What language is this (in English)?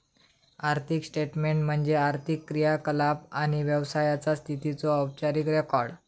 Marathi